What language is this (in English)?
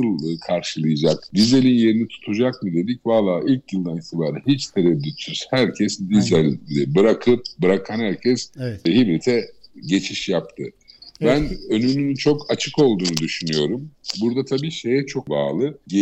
Turkish